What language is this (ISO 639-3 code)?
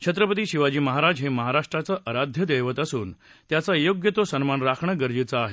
mar